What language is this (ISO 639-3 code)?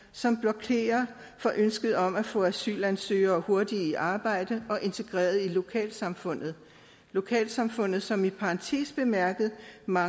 dan